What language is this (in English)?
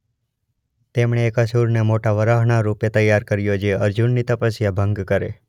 Gujarati